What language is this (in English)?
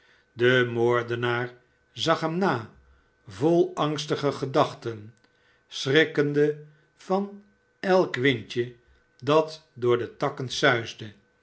Dutch